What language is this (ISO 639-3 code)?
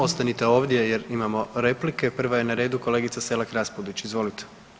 hrv